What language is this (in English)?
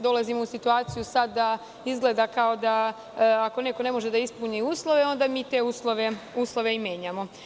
Serbian